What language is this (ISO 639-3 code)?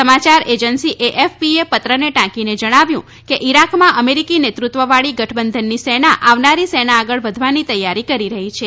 guj